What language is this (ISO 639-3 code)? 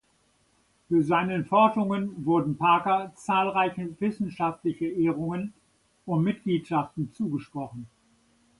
deu